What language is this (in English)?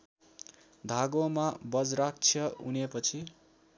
Nepali